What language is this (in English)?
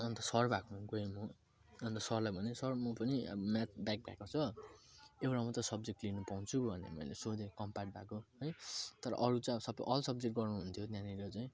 Nepali